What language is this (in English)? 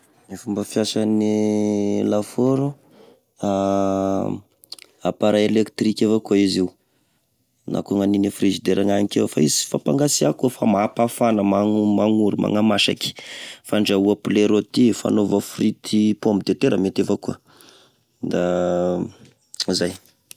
Tesaka Malagasy